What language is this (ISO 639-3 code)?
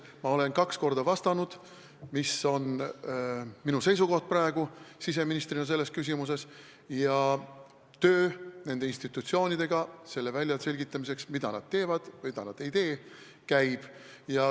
est